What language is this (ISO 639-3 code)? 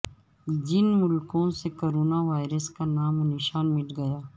urd